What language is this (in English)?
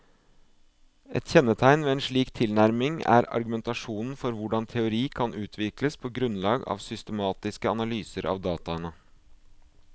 Norwegian